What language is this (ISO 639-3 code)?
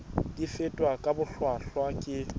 sot